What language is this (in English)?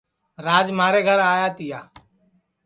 Sansi